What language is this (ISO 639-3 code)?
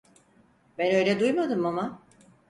tur